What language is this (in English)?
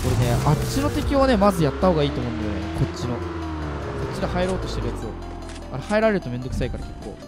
Japanese